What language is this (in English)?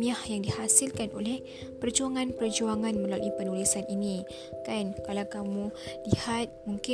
Malay